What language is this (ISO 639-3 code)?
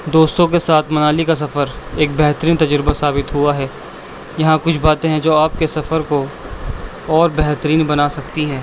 urd